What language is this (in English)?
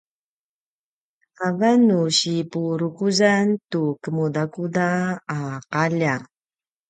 Paiwan